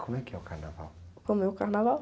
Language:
Portuguese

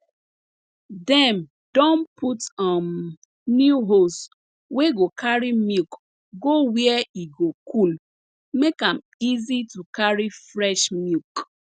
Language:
Nigerian Pidgin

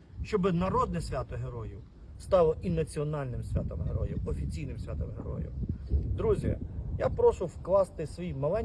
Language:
Ukrainian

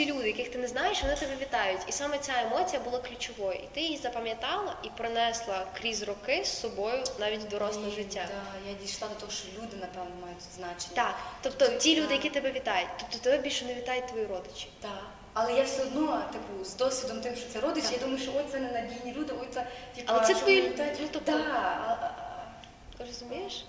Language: Ukrainian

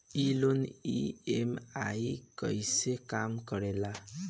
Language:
Bhojpuri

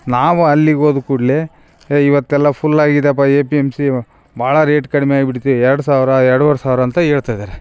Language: Kannada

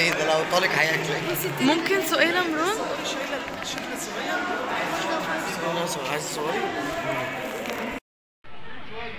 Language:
Arabic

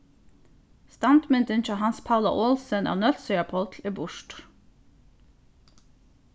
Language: Faroese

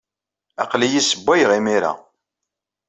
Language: Kabyle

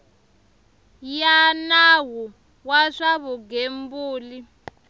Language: Tsonga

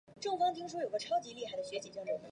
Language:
Chinese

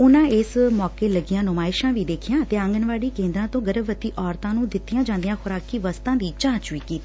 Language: Punjabi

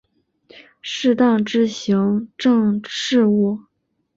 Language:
Chinese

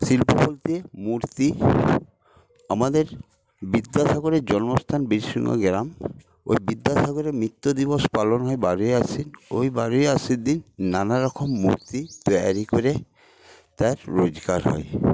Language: Bangla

